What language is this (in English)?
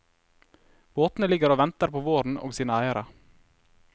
Norwegian